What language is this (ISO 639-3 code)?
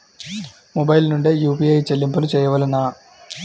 tel